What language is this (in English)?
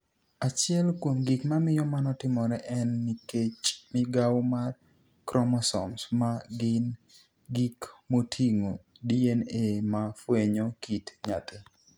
Luo (Kenya and Tanzania)